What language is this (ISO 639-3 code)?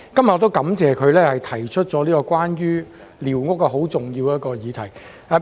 yue